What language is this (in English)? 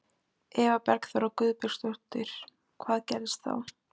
Icelandic